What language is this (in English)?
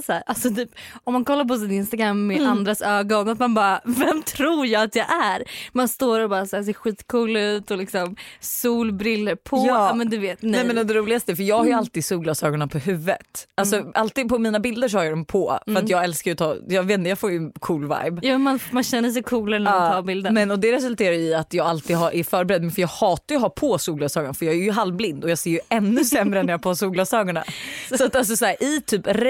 Swedish